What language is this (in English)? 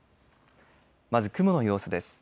Japanese